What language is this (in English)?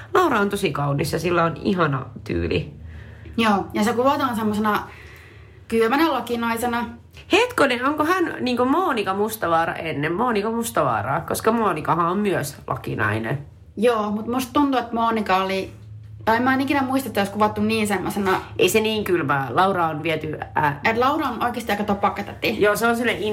Finnish